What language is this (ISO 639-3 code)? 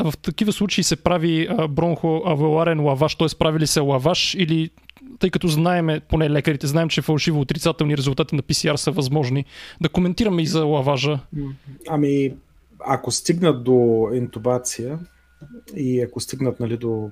bul